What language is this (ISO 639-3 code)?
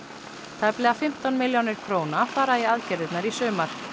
isl